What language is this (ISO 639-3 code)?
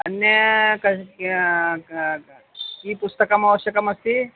san